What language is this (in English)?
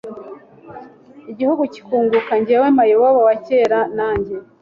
Kinyarwanda